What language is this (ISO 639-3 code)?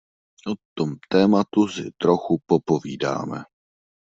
ces